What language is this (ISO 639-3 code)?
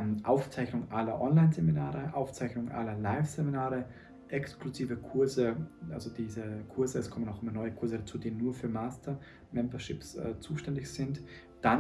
deu